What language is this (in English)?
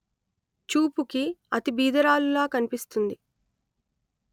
Telugu